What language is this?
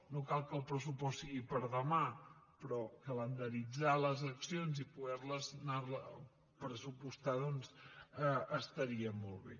Catalan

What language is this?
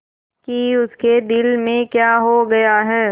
Hindi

